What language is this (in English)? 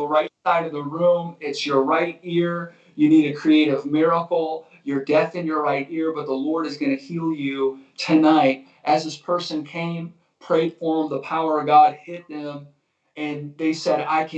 English